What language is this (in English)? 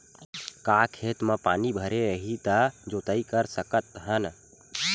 Chhattisgarhi